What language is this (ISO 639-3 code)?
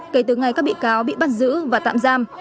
vie